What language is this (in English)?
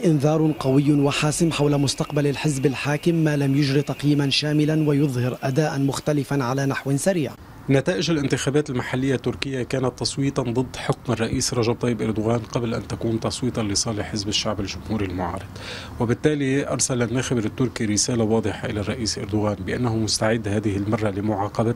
Arabic